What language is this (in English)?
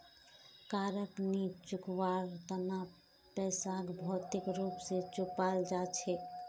Magahi